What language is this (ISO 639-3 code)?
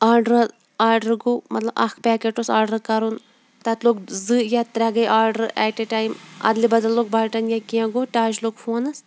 kas